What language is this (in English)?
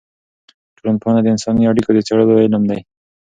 Pashto